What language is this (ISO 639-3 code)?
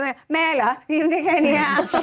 tha